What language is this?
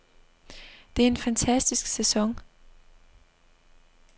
Danish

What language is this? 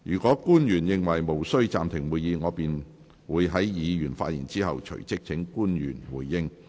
Cantonese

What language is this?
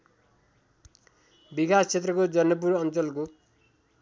Nepali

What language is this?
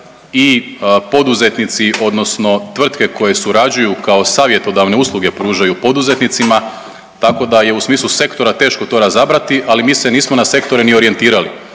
Croatian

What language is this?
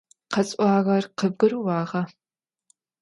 Adyghe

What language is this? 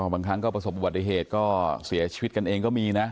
Thai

